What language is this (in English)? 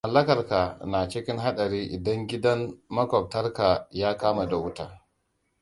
Hausa